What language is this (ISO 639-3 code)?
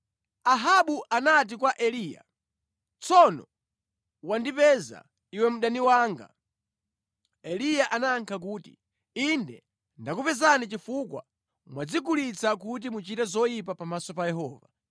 nya